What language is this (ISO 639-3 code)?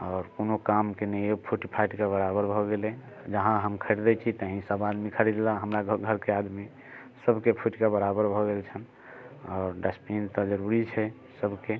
mai